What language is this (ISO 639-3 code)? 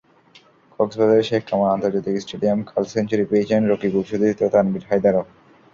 ben